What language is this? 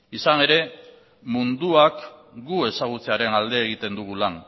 Basque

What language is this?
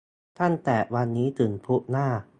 Thai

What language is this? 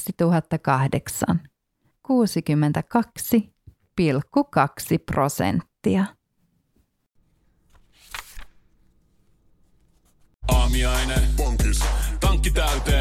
Finnish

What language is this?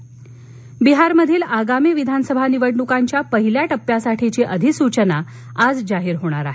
Marathi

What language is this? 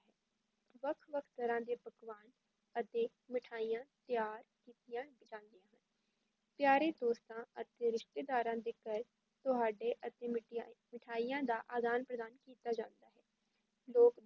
Punjabi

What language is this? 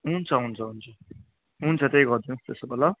Nepali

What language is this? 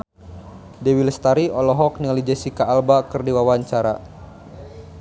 Sundanese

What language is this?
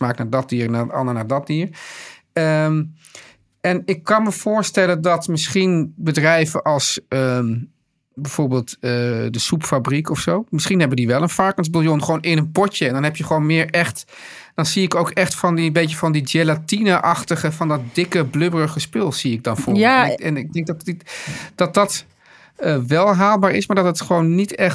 Dutch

